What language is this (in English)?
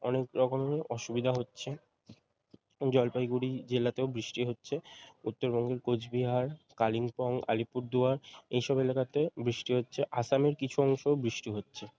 Bangla